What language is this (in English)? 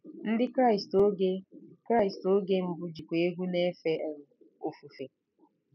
Igbo